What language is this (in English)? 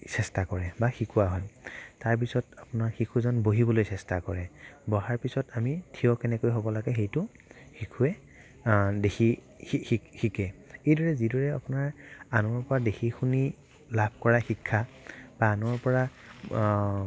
Assamese